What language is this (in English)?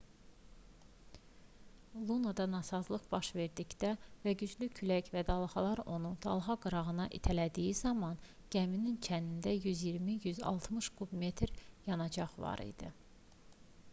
Azerbaijani